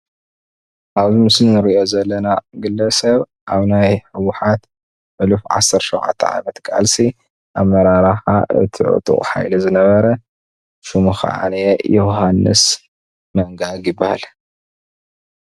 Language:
Tigrinya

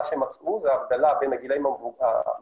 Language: Hebrew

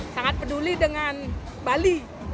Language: Indonesian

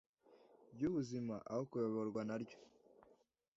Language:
Kinyarwanda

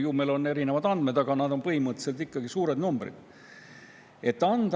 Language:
Estonian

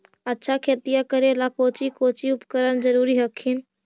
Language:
Magahi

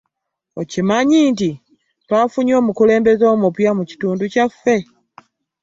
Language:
Ganda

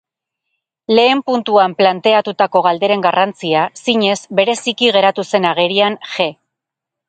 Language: Basque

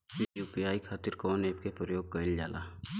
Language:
Bhojpuri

